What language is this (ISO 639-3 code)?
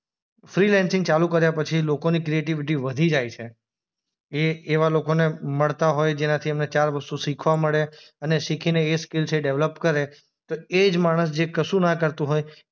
guj